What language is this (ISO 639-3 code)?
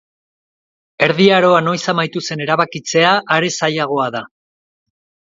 eus